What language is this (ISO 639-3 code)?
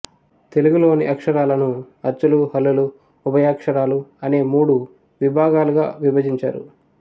tel